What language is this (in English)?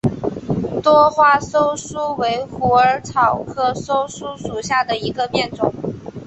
Chinese